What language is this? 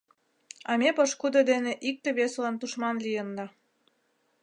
Mari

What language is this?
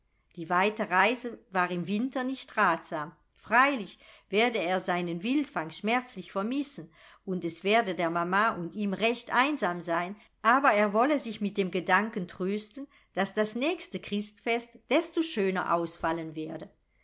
German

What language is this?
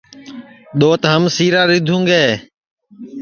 Sansi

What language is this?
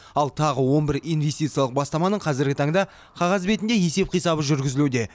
Kazakh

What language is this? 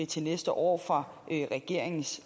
Danish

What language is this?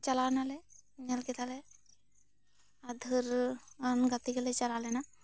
Santali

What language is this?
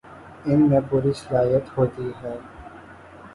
Urdu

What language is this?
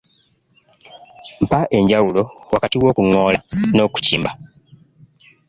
Ganda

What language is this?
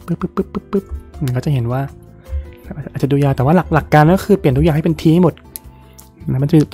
Thai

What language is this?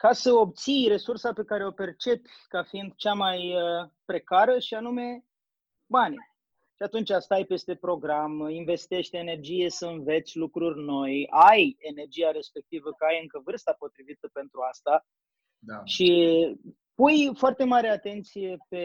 Romanian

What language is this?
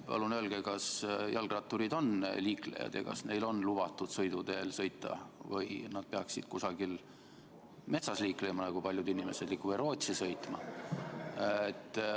Estonian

